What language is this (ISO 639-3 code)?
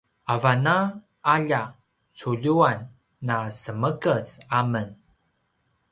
pwn